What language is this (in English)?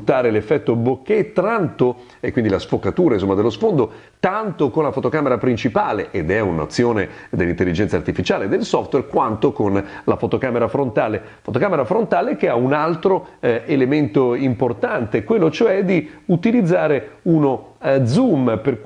Italian